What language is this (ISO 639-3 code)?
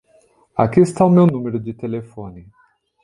por